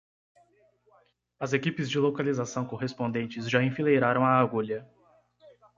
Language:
Portuguese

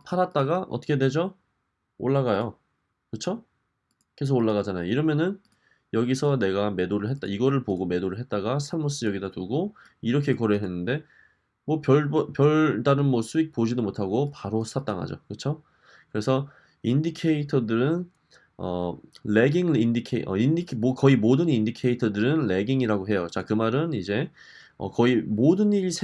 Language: Korean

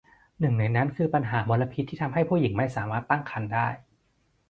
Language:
Thai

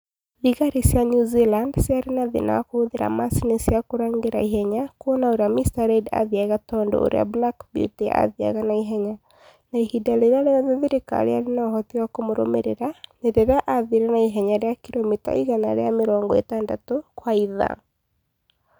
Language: Kikuyu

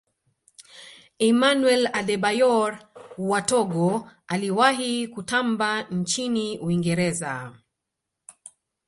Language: Swahili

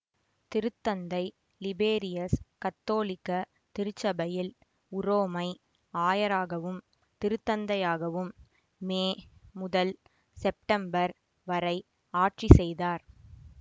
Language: Tamil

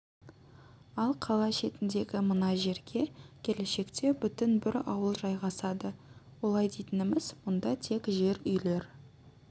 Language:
Kazakh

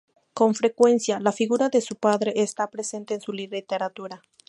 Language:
Spanish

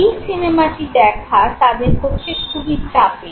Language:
Bangla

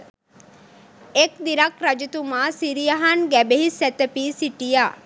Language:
Sinhala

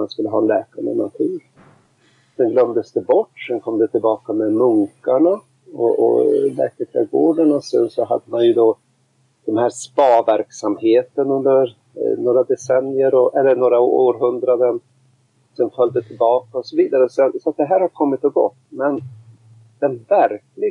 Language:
Swedish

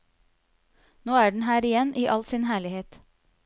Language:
Norwegian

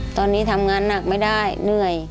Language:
Thai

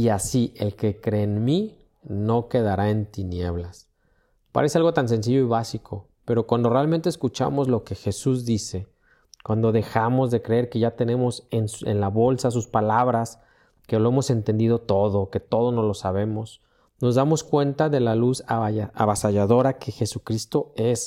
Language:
Spanish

